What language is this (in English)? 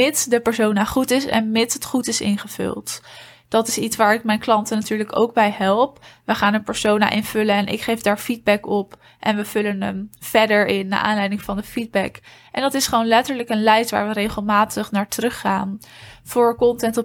Dutch